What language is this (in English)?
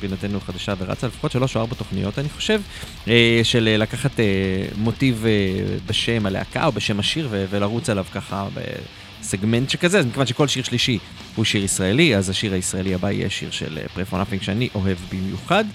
Hebrew